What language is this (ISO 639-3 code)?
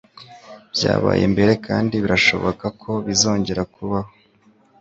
kin